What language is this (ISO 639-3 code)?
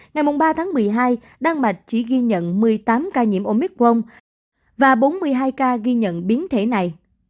vie